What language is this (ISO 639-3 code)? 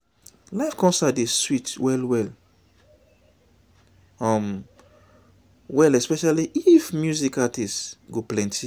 pcm